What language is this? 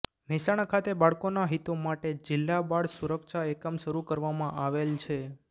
Gujarati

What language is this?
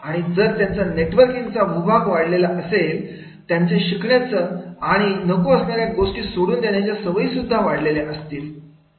Marathi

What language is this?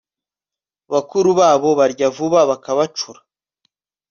Kinyarwanda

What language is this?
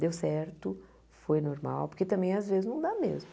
Portuguese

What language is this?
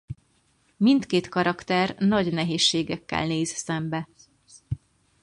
Hungarian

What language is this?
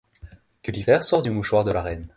French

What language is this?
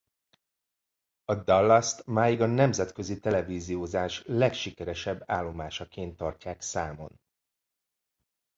Hungarian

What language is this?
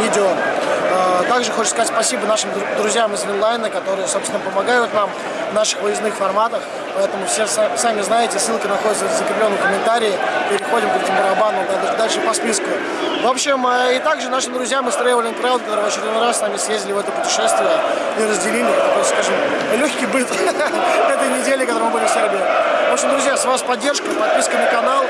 Russian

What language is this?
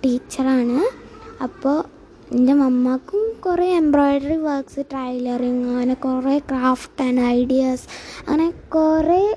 Malayalam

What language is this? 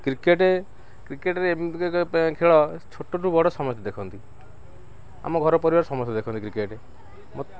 Odia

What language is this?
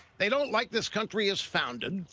English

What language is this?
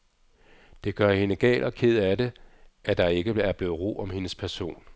Danish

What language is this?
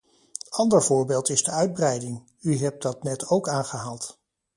Dutch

